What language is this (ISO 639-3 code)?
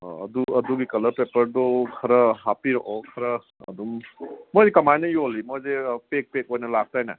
mni